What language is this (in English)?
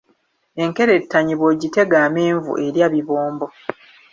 Ganda